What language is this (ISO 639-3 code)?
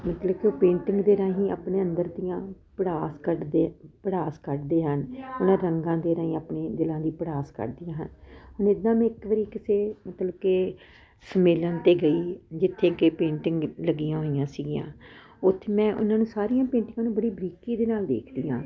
pan